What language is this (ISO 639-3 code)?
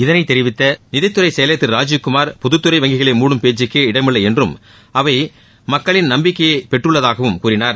tam